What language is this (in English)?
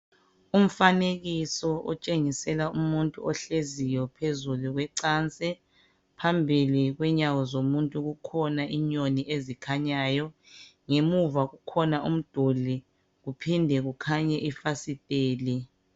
North Ndebele